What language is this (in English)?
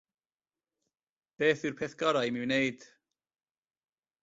Welsh